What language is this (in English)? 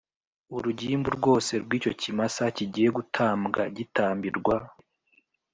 Kinyarwanda